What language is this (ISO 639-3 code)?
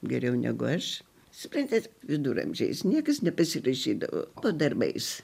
lit